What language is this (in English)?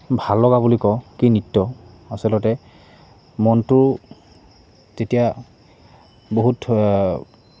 Assamese